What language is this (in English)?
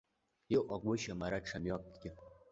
Abkhazian